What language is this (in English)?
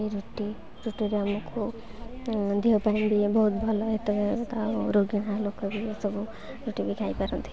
Odia